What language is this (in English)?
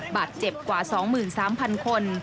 Thai